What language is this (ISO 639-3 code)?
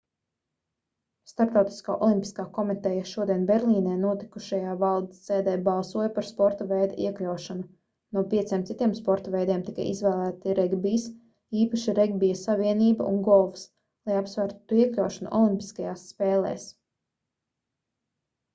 lav